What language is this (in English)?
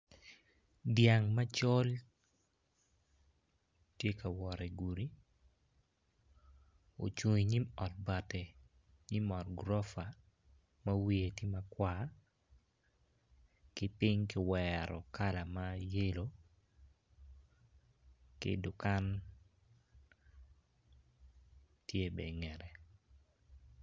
Acoli